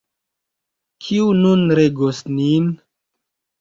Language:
Esperanto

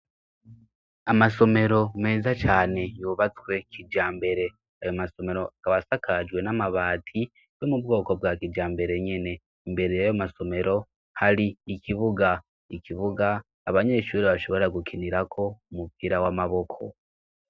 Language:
Rundi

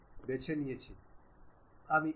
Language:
Bangla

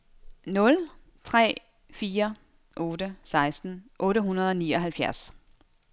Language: Danish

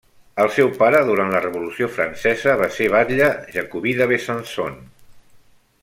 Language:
Catalan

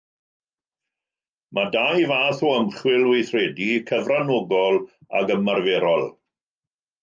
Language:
Welsh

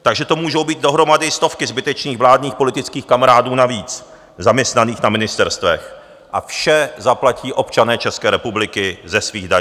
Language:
Czech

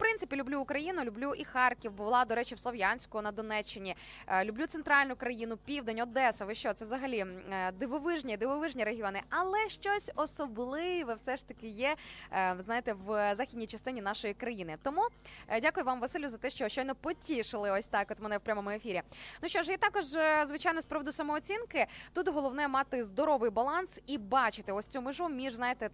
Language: Ukrainian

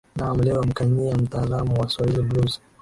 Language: Swahili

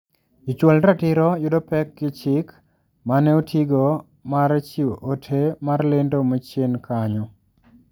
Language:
Luo (Kenya and Tanzania)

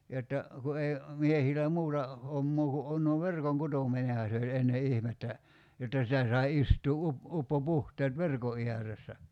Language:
Finnish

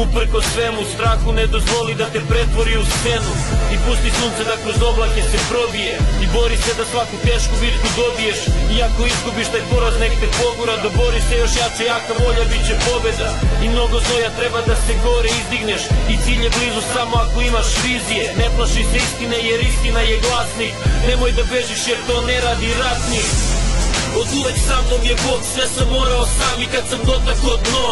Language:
Italian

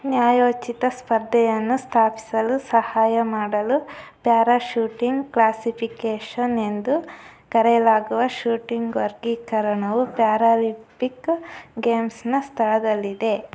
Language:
Kannada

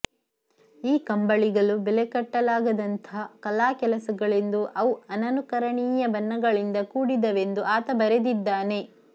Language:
Kannada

